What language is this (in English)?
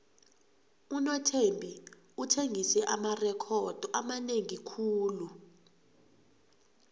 South Ndebele